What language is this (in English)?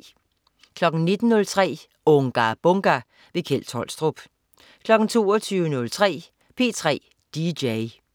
Danish